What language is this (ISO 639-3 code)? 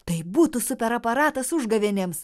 lit